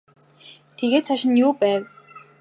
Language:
Mongolian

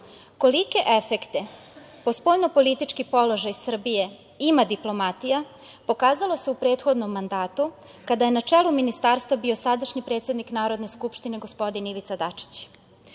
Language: Serbian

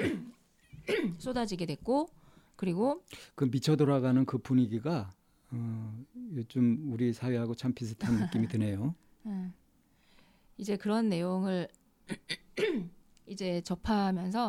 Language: Korean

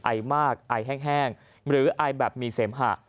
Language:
Thai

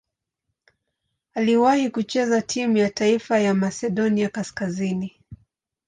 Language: Swahili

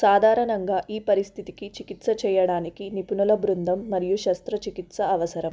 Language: Telugu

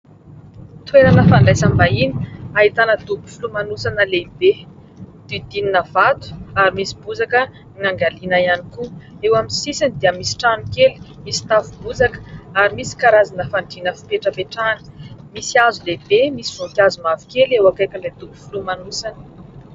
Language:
Malagasy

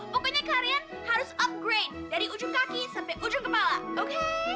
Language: Indonesian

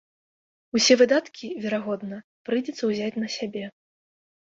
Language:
Belarusian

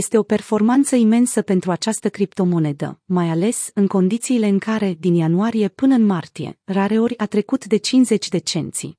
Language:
Romanian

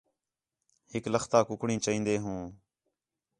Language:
Khetrani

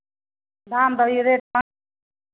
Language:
Maithili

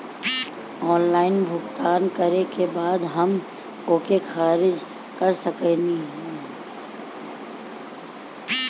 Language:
Bhojpuri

